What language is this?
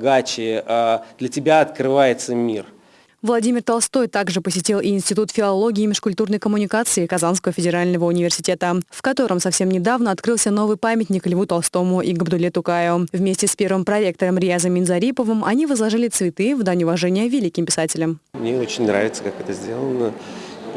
Russian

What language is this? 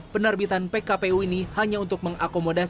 Indonesian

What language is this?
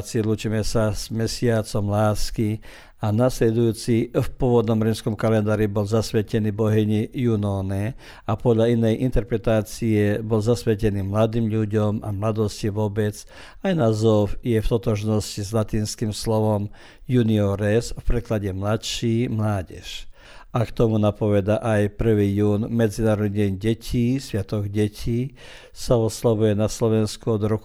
Croatian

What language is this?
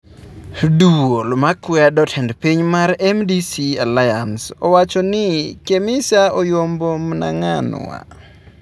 Luo (Kenya and Tanzania)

